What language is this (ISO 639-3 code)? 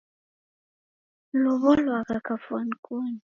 dav